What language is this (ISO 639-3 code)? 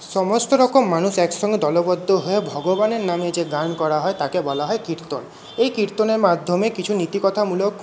ben